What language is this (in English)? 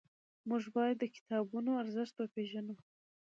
Pashto